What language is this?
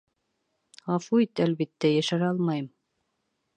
Bashkir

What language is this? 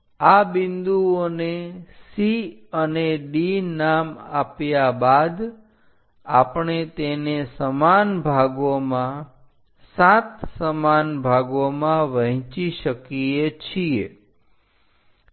Gujarati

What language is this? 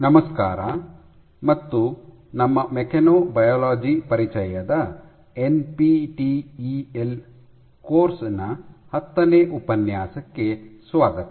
Kannada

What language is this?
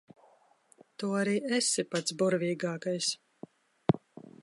Latvian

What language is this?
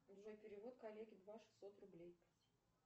Russian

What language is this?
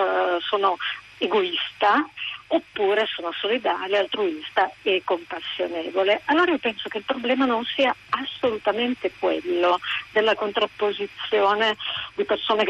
Italian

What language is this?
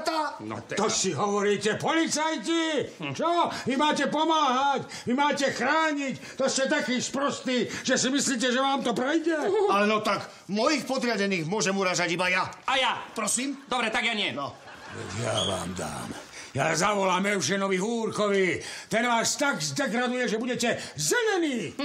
Slovak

